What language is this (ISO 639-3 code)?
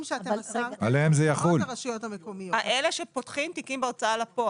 heb